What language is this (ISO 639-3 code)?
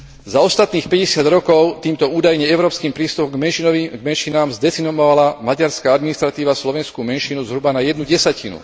slk